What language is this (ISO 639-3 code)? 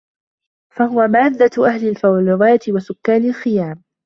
ara